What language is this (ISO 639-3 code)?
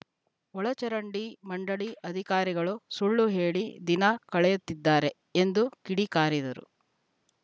kan